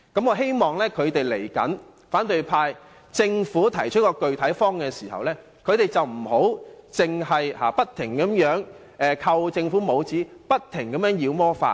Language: Cantonese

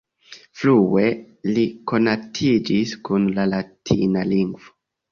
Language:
Esperanto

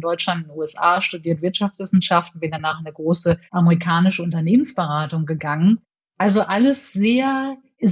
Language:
German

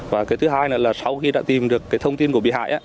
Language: Vietnamese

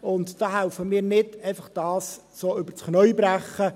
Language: Swiss German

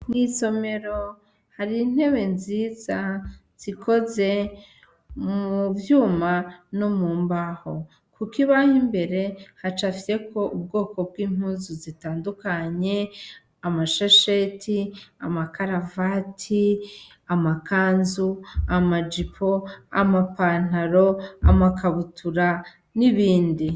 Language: Rundi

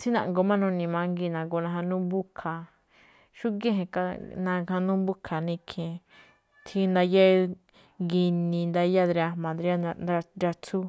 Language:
Malinaltepec Me'phaa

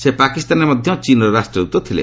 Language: Odia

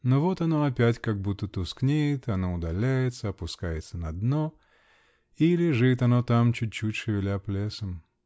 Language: Russian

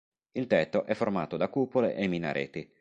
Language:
Italian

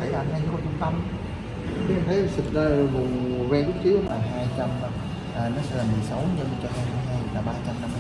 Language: Vietnamese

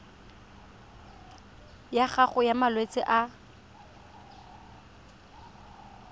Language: Tswana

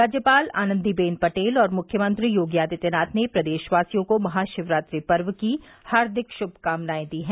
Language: Hindi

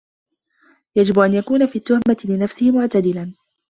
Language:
Arabic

